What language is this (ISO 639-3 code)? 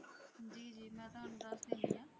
pan